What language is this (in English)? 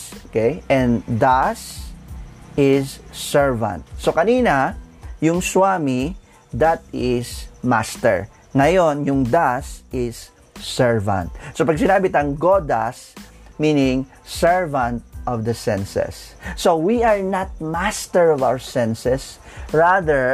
Filipino